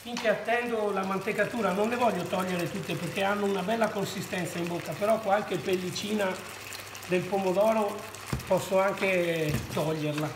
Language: Italian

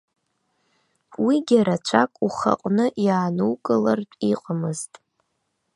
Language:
Abkhazian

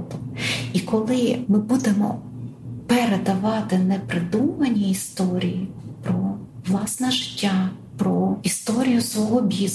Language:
Ukrainian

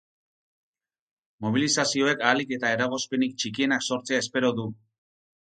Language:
Basque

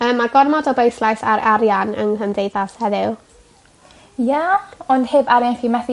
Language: Welsh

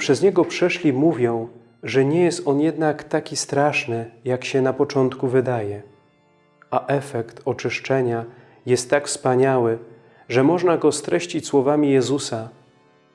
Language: Polish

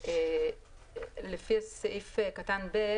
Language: Hebrew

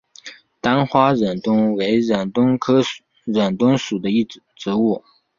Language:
Chinese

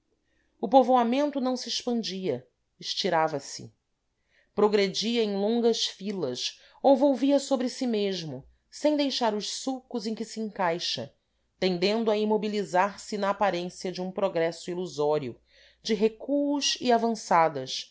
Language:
Portuguese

